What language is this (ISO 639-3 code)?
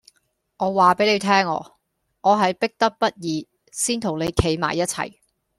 yue